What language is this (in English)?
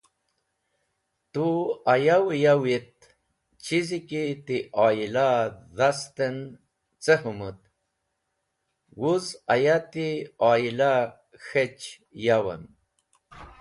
Wakhi